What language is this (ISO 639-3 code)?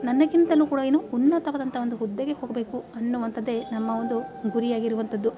kan